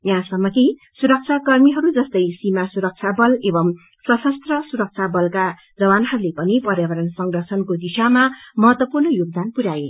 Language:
Nepali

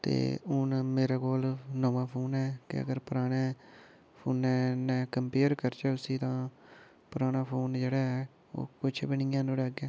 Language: Dogri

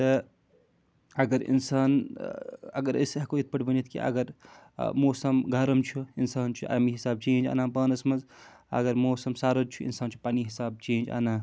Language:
Kashmiri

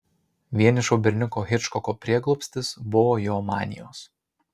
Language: Lithuanian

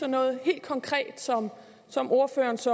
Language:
Danish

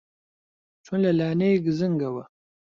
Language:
Central Kurdish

